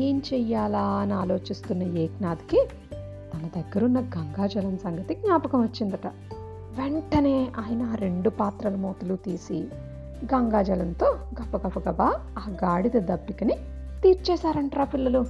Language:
Telugu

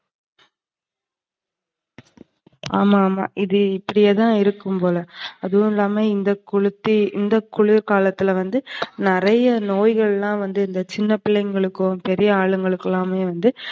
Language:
Tamil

